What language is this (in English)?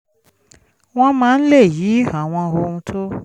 Yoruba